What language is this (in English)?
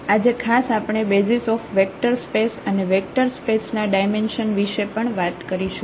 Gujarati